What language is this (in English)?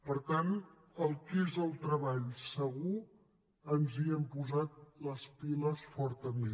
Catalan